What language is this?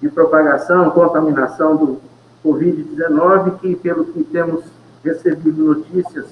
Portuguese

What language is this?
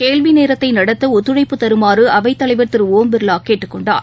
Tamil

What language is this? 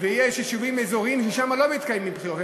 Hebrew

